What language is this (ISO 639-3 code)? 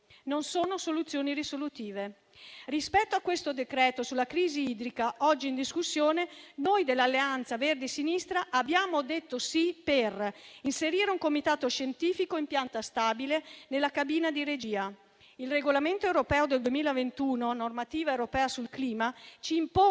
ita